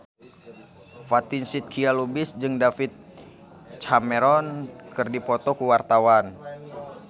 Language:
Sundanese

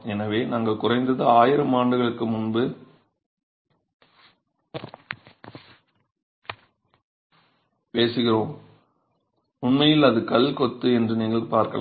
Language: Tamil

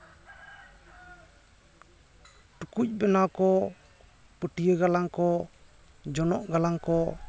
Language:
Santali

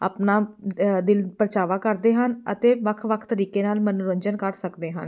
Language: Punjabi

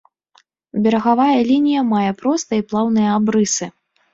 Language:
Belarusian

